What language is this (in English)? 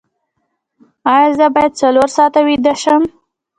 Pashto